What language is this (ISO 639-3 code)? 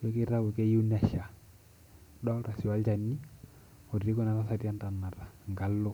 mas